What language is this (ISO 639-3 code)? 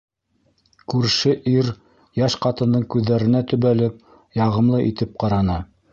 bak